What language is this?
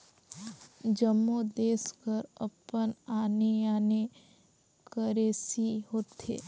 Chhattisgarhi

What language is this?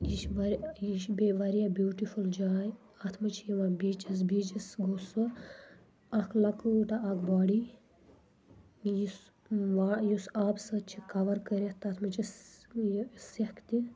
Kashmiri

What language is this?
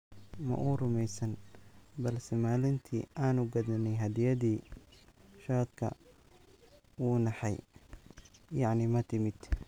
Somali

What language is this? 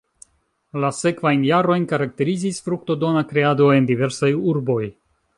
Esperanto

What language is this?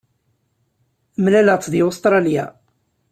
Kabyle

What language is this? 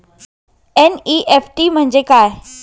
Marathi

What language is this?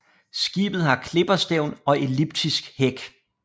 Danish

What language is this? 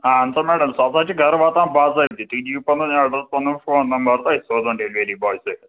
Kashmiri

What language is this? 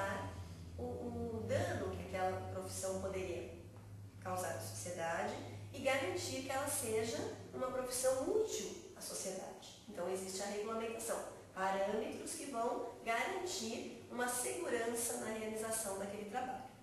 Portuguese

